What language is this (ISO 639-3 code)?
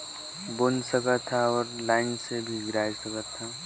hne